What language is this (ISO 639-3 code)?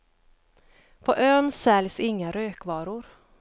swe